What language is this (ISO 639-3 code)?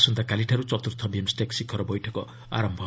ori